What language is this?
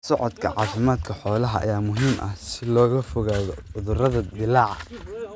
Somali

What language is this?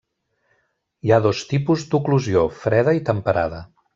Catalan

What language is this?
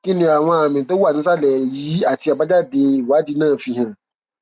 Yoruba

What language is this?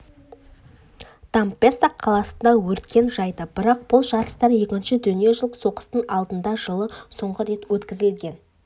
Kazakh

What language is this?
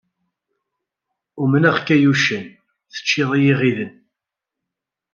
Kabyle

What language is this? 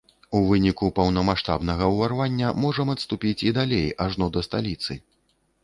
Belarusian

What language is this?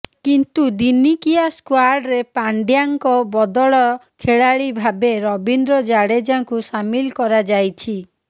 Odia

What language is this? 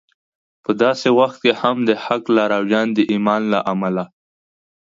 Pashto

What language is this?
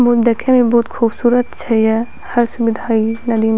Maithili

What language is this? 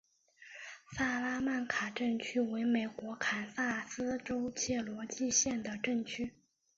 Chinese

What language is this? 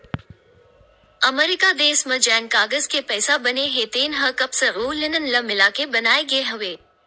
Chhattisgarhi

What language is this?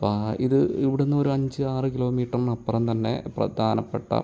Malayalam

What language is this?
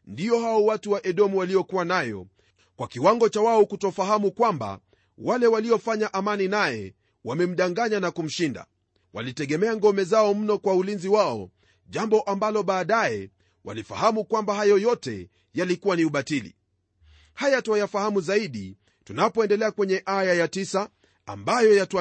Swahili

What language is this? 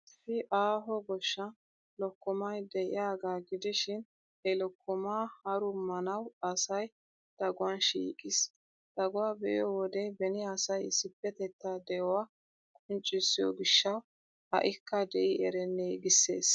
Wolaytta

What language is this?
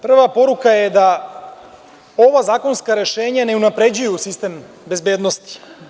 Serbian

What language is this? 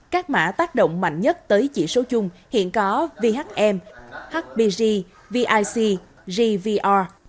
Vietnamese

